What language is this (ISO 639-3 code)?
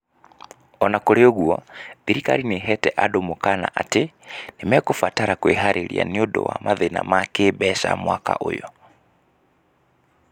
kik